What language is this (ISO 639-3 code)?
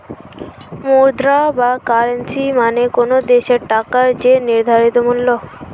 ben